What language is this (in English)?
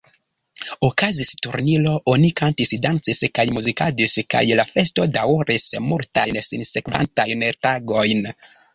Esperanto